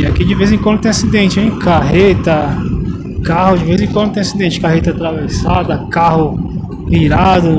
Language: Portuguese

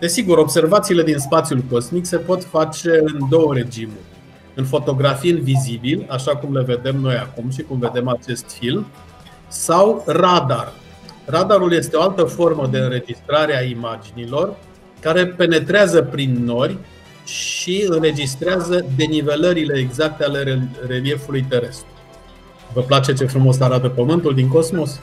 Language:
Romanian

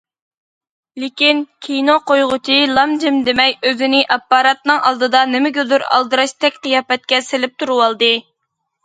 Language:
Uyghur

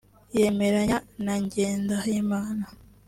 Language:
Kinyarwanda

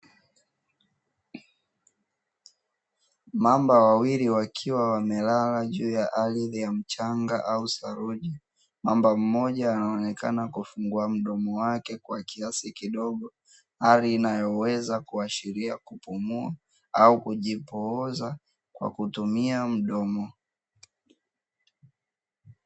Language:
Swahili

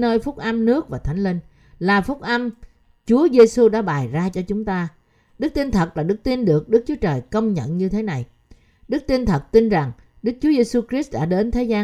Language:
Vietnamese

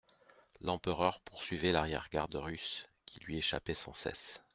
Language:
French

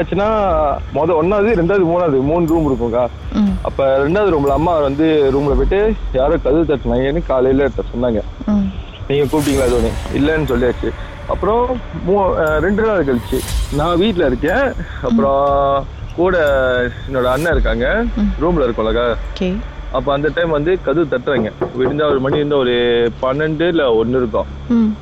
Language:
Tamil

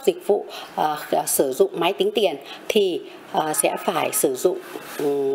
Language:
Vietnamese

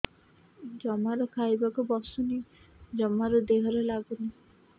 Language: Odia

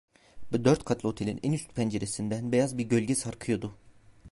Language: Turkish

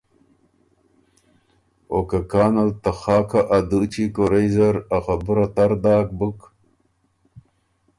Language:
Ormuri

